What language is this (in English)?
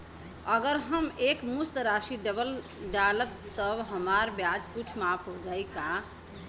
Bhojpuri